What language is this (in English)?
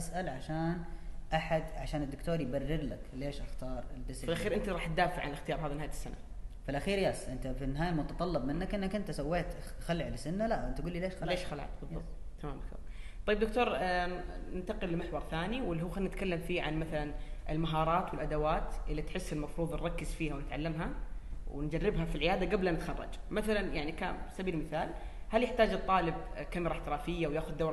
Arabic